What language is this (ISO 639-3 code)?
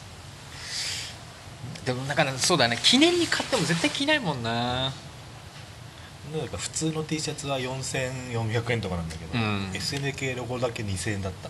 jpn